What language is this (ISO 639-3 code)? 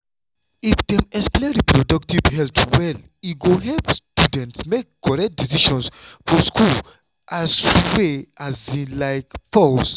pcm